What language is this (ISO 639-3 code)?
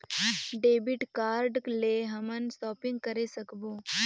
hne